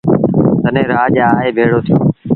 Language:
Sindhi Bhil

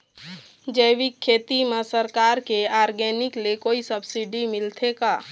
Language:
Chhattisgarhi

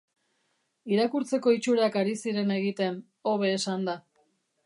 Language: Basque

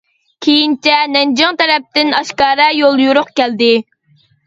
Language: Uyghur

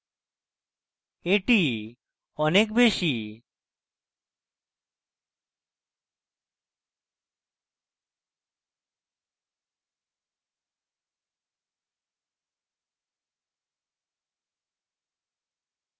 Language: Bangla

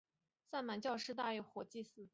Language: Chinese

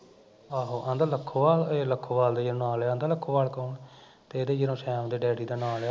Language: Punjabi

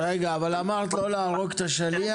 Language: Hebrew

